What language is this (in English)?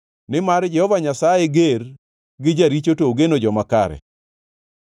Luo (Kenya and Tanzania)